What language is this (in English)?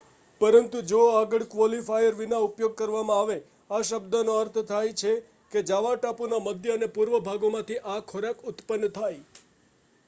Gujarati